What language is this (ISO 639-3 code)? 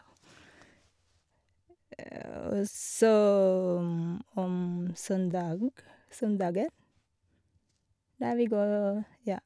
nor